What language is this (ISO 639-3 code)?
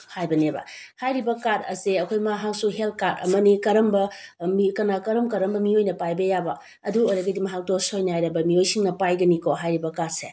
mni